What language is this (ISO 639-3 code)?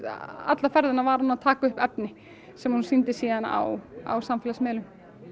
isl